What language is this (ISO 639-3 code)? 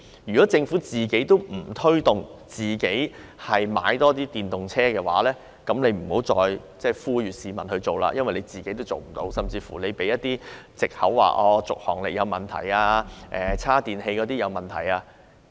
yue